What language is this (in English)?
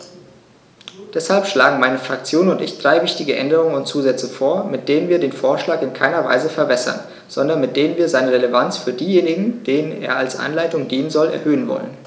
German